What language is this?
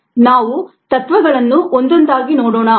Kannada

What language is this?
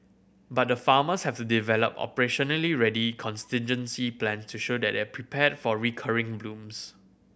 English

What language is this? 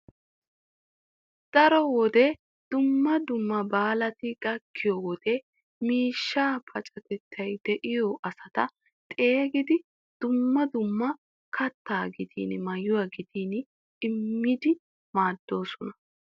Wolaytta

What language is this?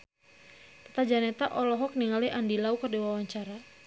Sundanese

